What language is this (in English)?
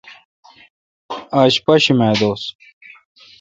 Kalkoti